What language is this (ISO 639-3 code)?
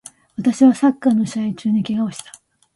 jpn